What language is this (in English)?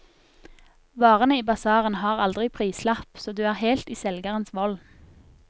Norwegian